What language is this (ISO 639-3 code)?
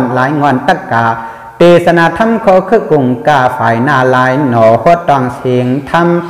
tha